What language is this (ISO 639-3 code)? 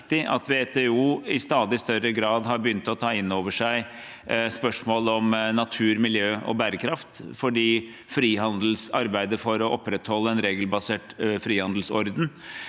nor